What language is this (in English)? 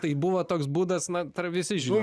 Lithuanian